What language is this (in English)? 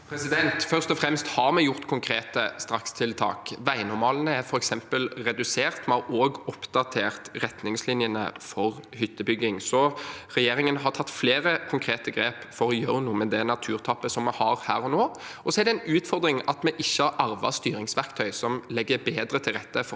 Norwegian